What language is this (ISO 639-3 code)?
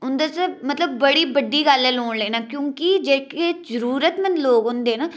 doi